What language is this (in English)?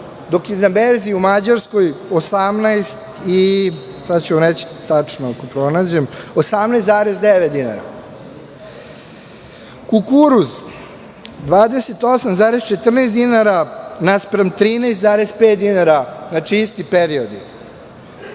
Serbian